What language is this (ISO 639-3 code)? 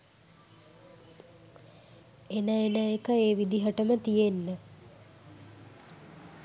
sin